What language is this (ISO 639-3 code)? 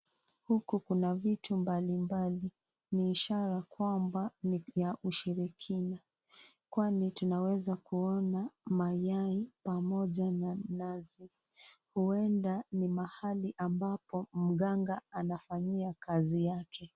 swa